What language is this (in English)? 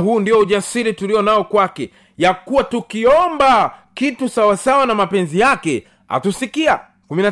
Swahili